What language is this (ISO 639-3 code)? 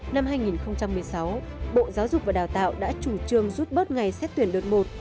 vie